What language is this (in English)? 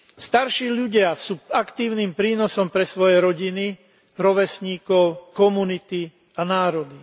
Slovak